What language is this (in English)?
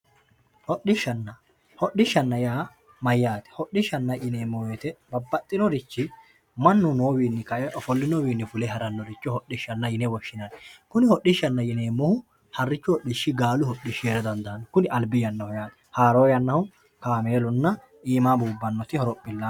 Sidamo